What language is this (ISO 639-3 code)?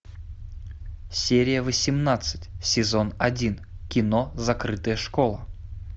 rus